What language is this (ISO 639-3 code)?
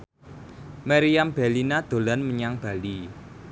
jav